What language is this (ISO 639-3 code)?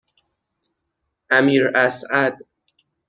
fas